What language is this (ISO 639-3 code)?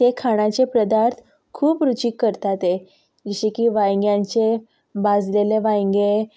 kok